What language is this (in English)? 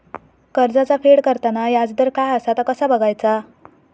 Marathi